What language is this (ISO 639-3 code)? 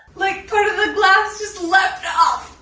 eng